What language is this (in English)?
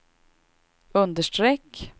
Swedish